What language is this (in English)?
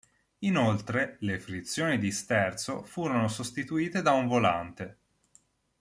Italian